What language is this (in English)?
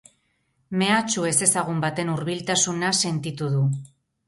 Basque